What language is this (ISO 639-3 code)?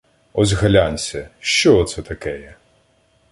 ukr